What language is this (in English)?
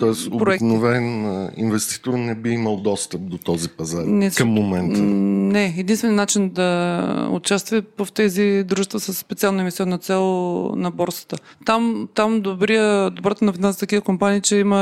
Bulgarian